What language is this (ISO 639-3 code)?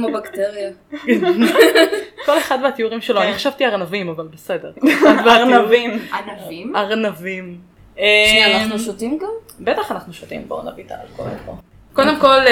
heb